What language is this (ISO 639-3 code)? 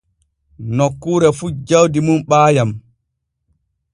fue